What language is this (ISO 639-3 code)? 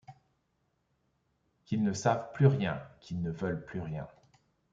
fra